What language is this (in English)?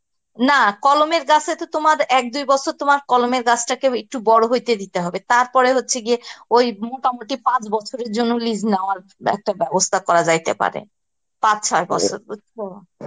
Bangla